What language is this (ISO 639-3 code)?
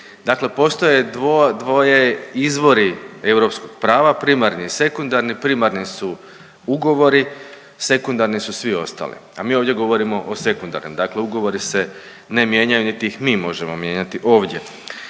hrv